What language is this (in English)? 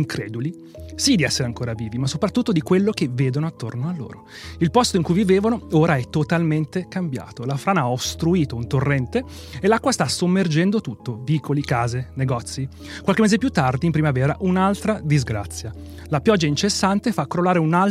Italian